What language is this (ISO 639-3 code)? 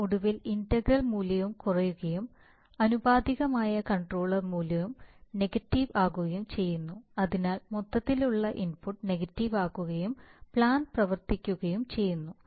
mal